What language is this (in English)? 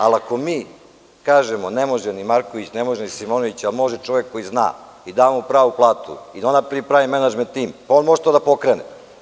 Serbian